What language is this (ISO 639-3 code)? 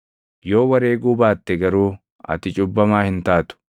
orm